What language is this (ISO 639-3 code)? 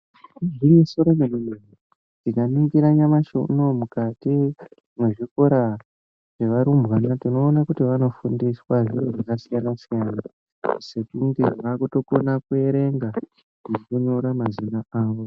ndc